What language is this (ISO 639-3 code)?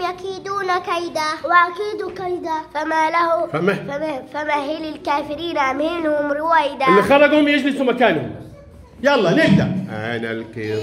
ara